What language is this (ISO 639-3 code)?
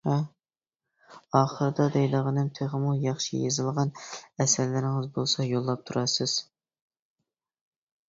uig